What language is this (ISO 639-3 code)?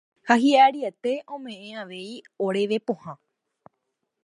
grn